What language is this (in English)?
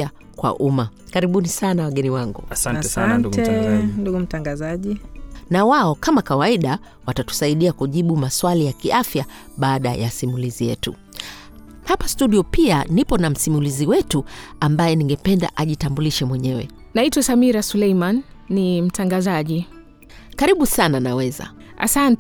Swahili